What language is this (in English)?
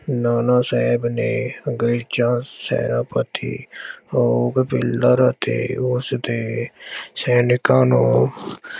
Punjabi